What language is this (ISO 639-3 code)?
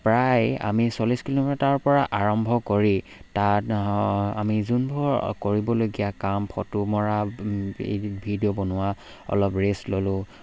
asm